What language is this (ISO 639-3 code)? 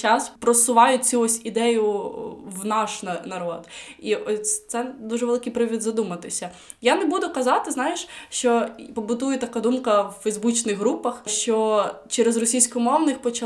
ukr